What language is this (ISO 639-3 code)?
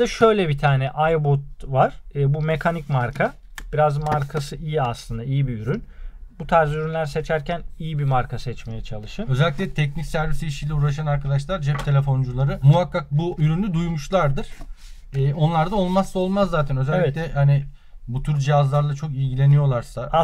tur